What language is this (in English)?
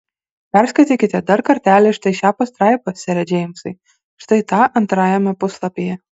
Lithuanian